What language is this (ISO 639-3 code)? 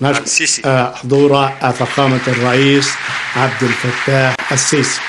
ara